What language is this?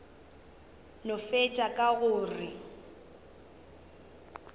Northern Sotho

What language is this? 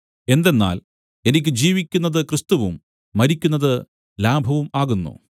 Malayalam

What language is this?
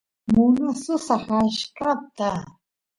Santiago del Estero Quichua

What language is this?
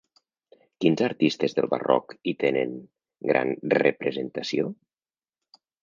Catalan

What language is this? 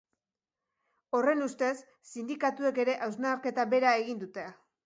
Basque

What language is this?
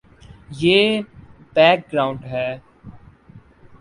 Urdu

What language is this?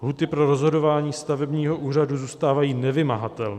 Czech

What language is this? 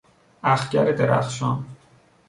Persian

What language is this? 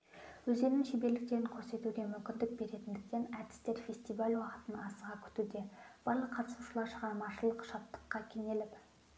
Kazakh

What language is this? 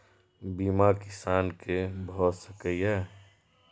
Maithili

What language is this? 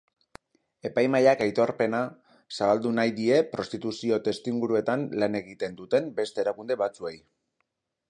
Basque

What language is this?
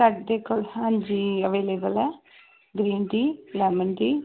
Punjabi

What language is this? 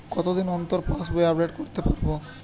Bangla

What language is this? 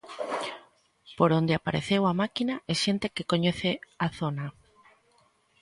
Galician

